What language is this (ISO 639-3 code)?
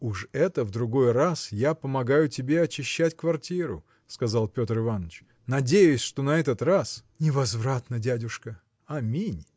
rus